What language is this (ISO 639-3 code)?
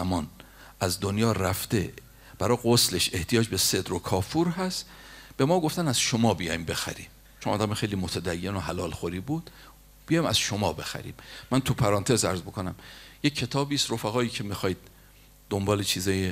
fas